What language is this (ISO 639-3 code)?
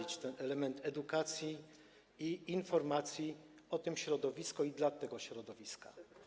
pol